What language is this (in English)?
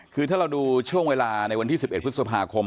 Thai